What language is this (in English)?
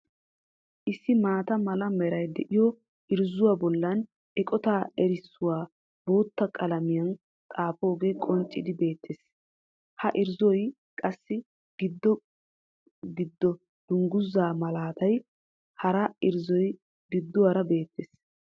Wolaytta